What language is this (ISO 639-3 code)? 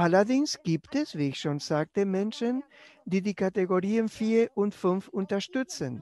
deu